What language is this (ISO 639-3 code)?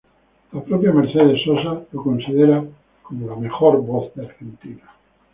spa